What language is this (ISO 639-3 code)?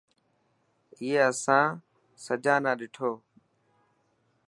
mki